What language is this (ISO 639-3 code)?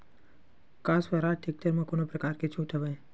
hne